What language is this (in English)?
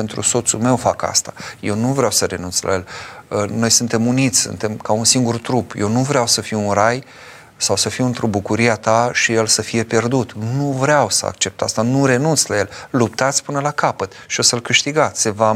Romanian